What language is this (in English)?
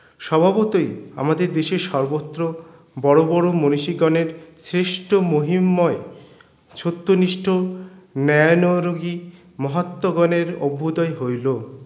Bangla